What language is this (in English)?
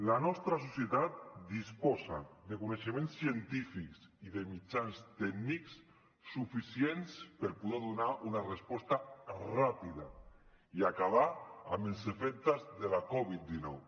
Catalan